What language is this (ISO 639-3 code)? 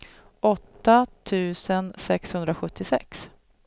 swe